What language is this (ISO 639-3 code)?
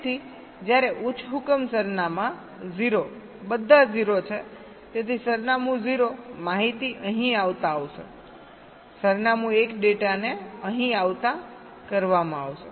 guj